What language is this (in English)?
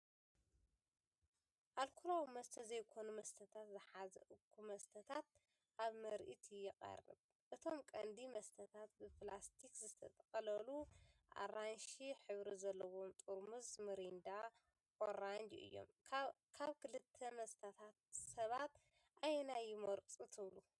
Tigrinya